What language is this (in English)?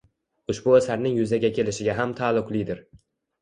Uzbek